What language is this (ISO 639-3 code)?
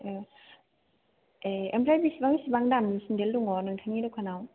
brx